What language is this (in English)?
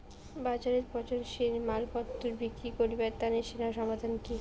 Bangla